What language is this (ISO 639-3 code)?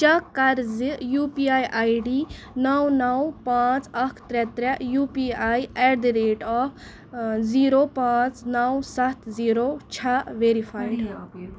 kas